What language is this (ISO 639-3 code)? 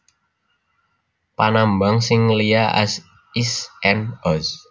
jav